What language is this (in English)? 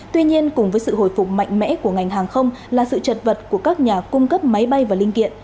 Vietnamese